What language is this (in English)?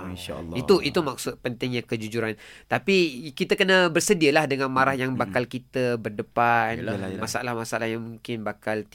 Malay